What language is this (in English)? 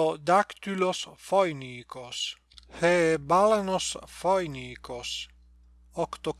Greek